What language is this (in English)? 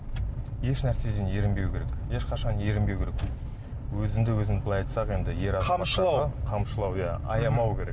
Kazakh